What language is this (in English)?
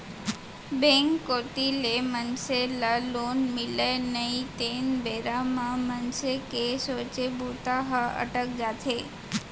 Chhattisgarhi